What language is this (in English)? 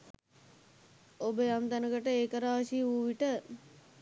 Sinhala